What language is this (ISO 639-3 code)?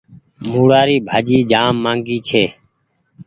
gig